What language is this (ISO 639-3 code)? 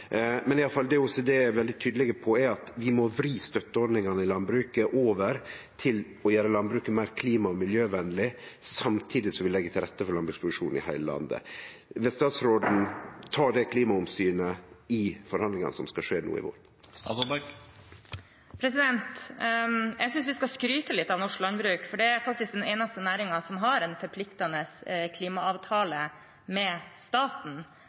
nor